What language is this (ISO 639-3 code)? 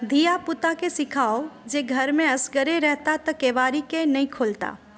mai